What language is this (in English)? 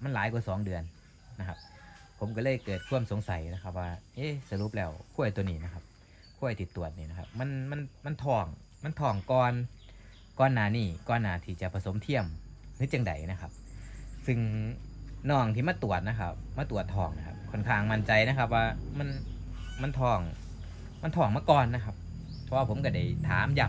Thai